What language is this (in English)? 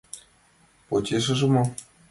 Mari